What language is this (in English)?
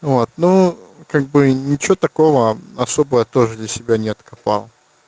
Russian